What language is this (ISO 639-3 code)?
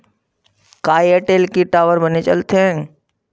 hne